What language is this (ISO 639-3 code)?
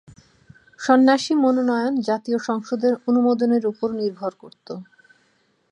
ben